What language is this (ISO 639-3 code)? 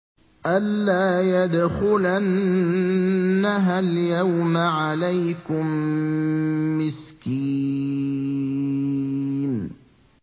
ara